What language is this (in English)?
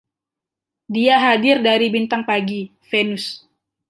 Indonesian